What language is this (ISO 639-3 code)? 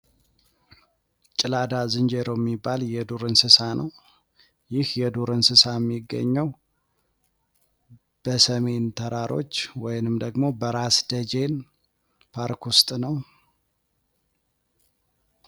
amh